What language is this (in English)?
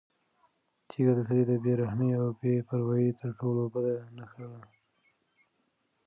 Pashto